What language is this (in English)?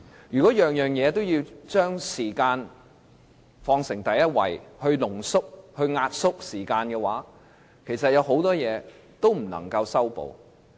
Cantonese